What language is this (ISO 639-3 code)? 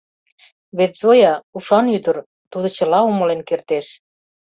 chm